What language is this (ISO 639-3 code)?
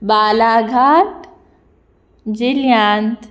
kok